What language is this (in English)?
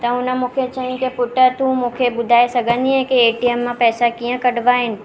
Sindhi